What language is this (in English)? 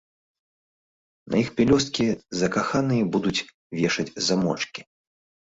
Belarusian